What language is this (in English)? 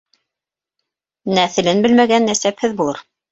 Bashkir